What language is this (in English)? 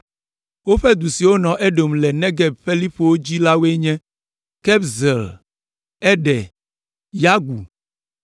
Ewe